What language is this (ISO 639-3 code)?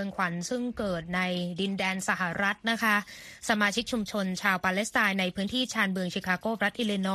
tha